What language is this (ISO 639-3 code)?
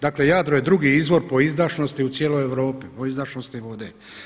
hrv